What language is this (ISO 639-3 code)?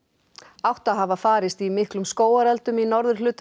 isl